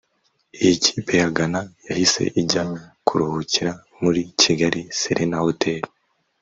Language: Kinyarwanda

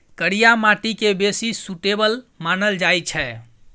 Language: Maithili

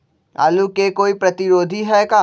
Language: Magahi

